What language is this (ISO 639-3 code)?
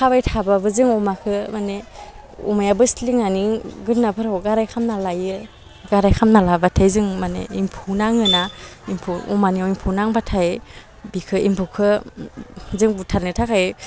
brx